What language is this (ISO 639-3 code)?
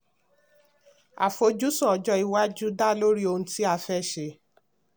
yor